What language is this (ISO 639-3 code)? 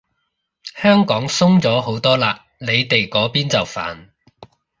yue